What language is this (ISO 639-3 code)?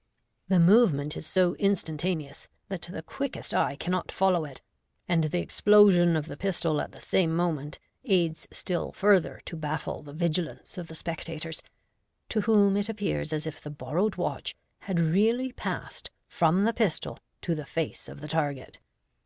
eng